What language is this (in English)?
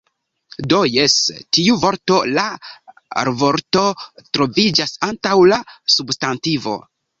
Esperanto